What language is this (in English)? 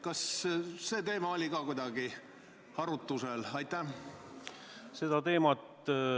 Estonian